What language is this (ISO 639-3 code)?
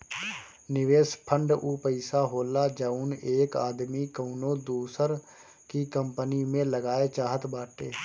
bho